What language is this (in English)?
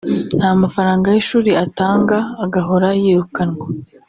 Kinyarwanda